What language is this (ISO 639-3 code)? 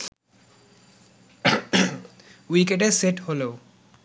ben